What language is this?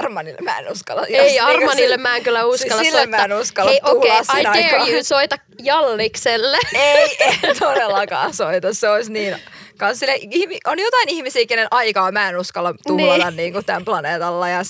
Finnish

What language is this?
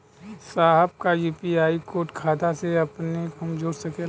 Bhojpuri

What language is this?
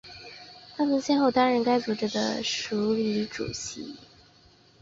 Chinese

